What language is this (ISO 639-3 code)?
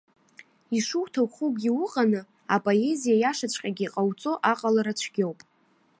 abk